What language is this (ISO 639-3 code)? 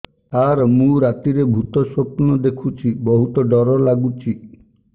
ori